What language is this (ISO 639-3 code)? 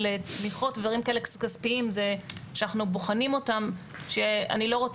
heb